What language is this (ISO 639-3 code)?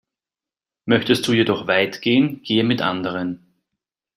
deu